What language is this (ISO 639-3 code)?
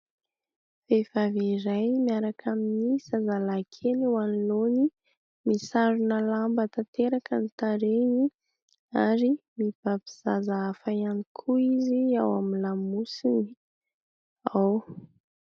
mlg